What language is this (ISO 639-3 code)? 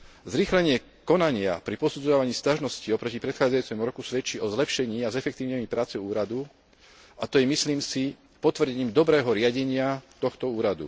slk